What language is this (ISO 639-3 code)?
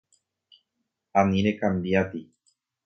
grn